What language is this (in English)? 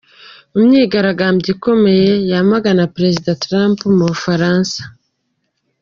Kinyarwanda